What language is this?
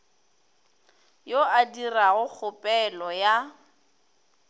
Northern Sotho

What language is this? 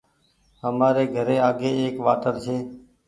Goaria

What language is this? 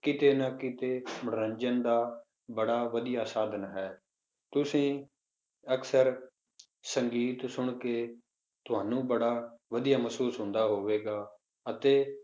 Punjabi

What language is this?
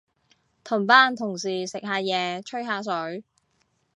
Cantonese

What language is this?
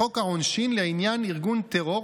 Hebrew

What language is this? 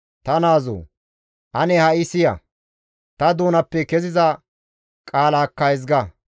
Gamo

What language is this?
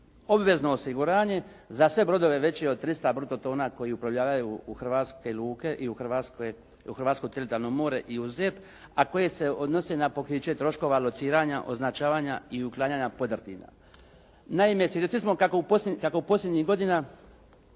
Croatian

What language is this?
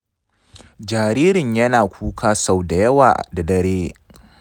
Hausa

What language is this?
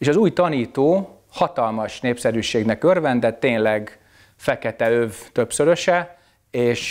Hungarian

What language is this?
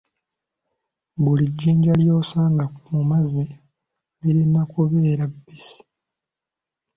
Ganda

